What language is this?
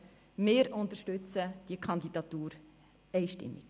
Swiss German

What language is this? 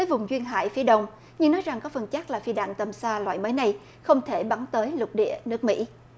Vietnamese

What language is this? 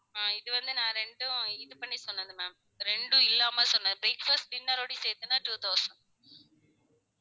Tamil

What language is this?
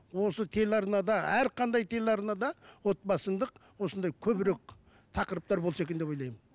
Kazakh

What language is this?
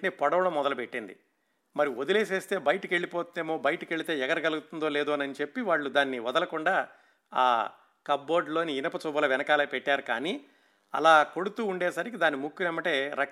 Telugu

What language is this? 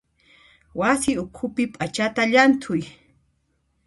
Puno Quechua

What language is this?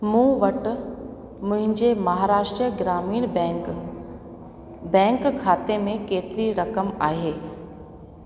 Sindhi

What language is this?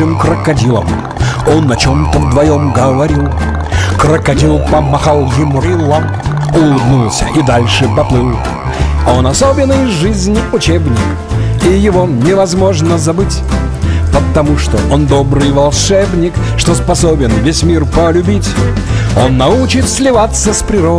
Russian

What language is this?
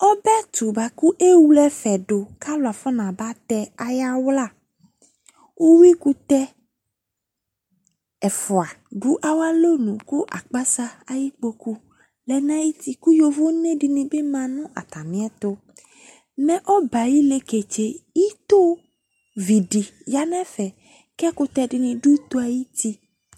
Ikposo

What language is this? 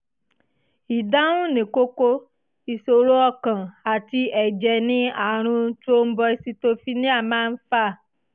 Yoruba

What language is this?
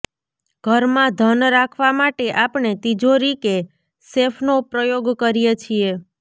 Gujarati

